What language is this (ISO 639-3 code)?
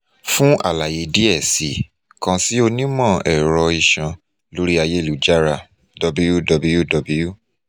yor